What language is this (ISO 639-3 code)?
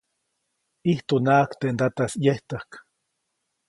zoc